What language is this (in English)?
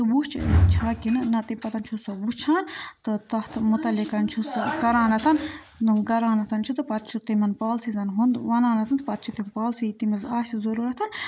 Kashmiri